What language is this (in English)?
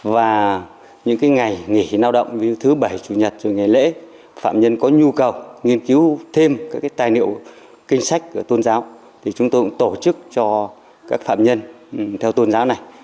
Vietnamese